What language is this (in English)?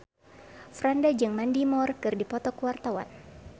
Sundanese